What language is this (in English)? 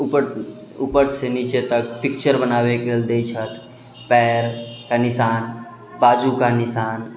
Maithili